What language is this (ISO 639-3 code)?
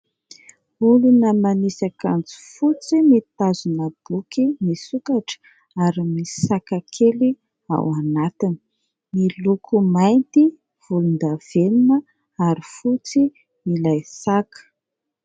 mlg